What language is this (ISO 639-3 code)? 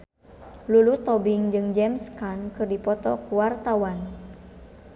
sun